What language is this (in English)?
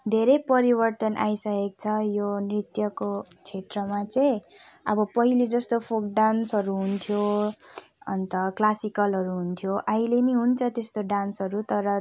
Nepali